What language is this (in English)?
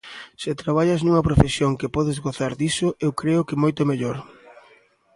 Galician